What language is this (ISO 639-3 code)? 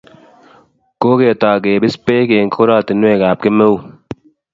kln